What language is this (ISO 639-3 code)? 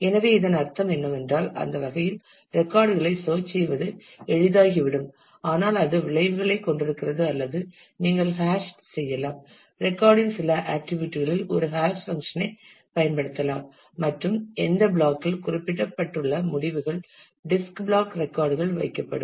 tam